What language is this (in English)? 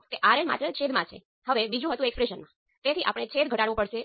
Gujarati